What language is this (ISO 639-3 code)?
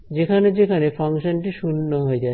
ben